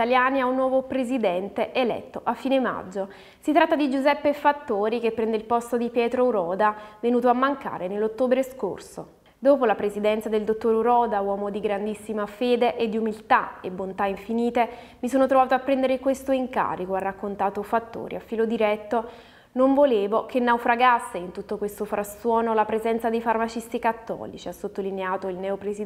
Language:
Italian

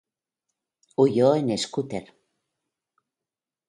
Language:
Spanish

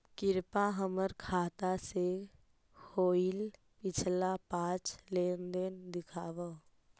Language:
Magahi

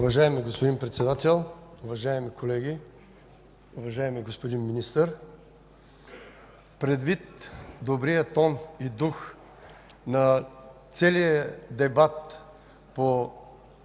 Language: Bulgarian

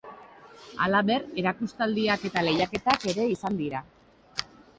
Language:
Basque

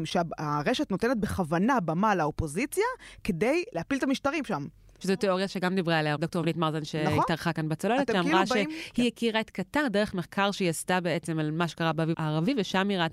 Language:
Hebrew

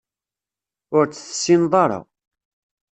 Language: Kabyle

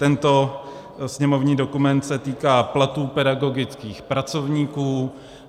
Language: Czech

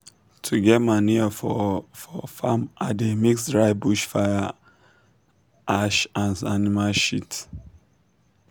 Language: Nigerian Pidgin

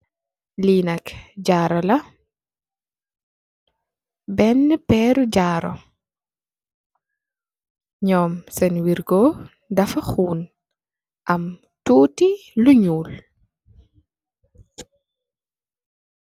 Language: Wolof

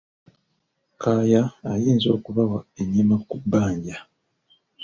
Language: Ganda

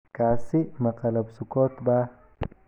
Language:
Somali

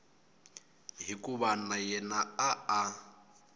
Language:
Tsonga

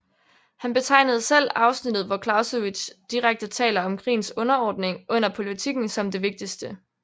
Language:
Danish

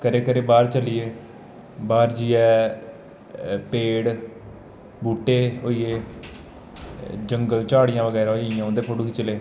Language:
Dogri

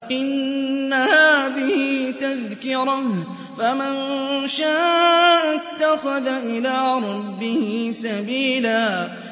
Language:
Arabic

